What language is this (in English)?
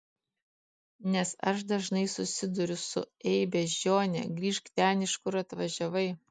Lithuanian